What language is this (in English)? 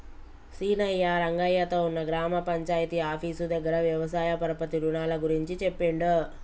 Telugu